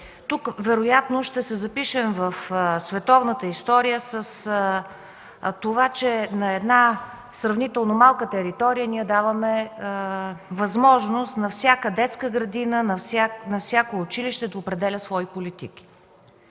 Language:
Bulgarian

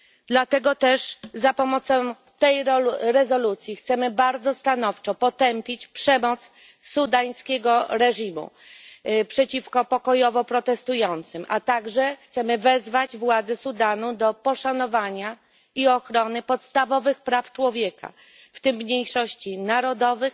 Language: Polish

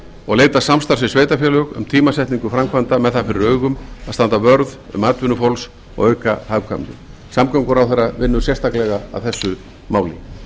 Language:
Icelandic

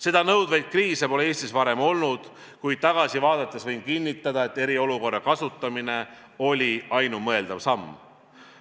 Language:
Estonian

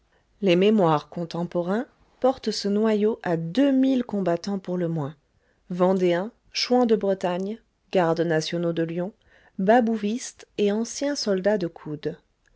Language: French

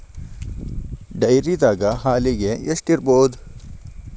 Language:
Kannada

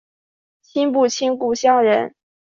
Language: Chinese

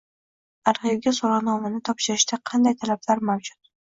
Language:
Uzbek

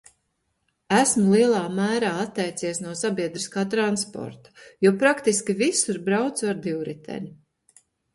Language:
Latvian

